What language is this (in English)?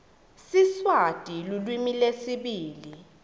Swati